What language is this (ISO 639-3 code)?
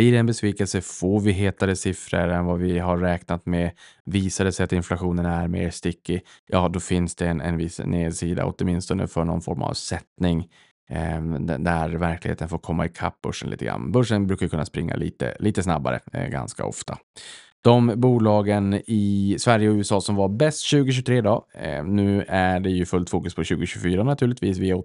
swe